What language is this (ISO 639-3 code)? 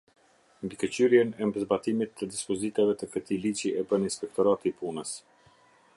sqi